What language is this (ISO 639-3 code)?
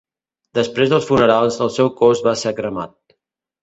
cat